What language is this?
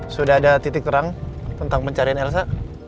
Indonesian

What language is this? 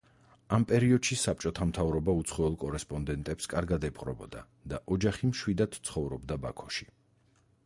Georgian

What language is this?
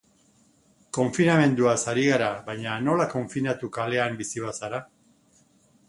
Basque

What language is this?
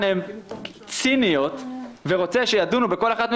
Hebrew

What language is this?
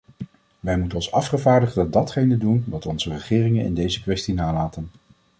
Dutch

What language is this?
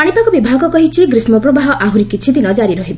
Odia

